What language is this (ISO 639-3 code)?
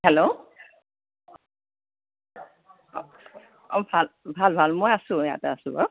asm